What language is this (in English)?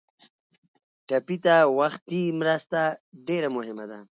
Pashto